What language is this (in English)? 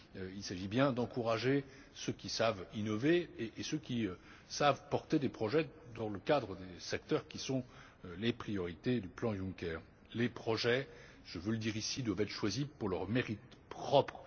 French